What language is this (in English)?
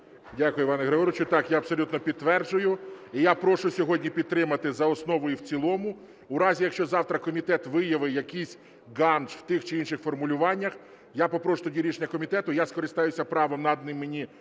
Ukrainian